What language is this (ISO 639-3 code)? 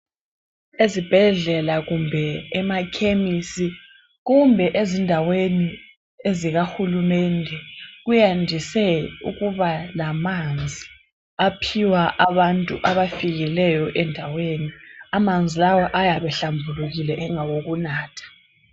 nde